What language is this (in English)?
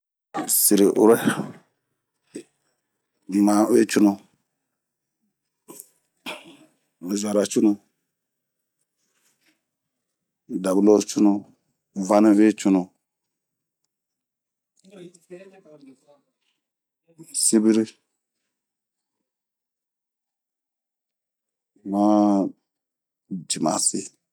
Bomu